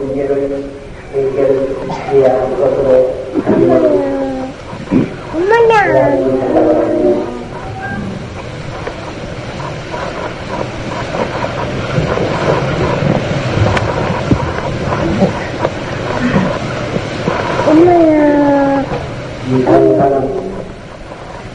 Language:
Korean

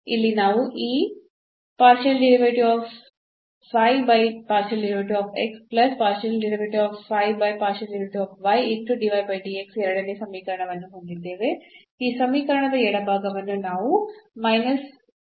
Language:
Kannada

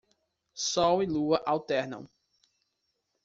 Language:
Portuguese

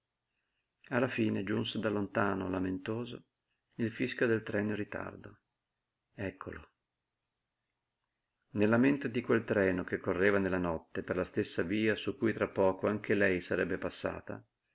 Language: Italian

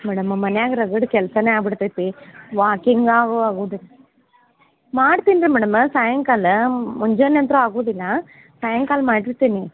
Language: Kannada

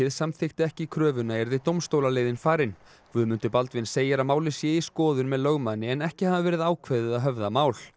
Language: Icelandic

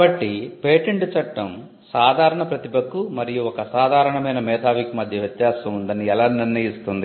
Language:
Telugu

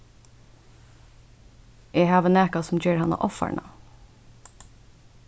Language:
Faroese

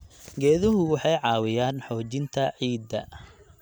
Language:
Somali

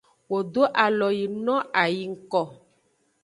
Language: Aja (Benin)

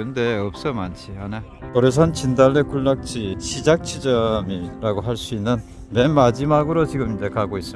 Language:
Korean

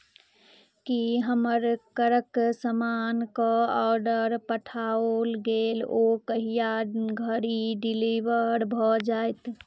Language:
Maithili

